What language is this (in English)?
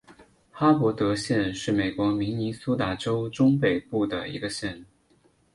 Chinese